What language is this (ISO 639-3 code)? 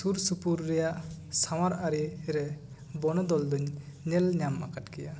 sat